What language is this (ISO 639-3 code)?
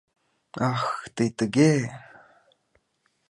chm